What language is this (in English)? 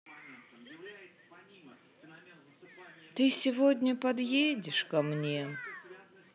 Russian